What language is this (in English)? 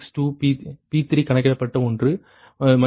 Tamil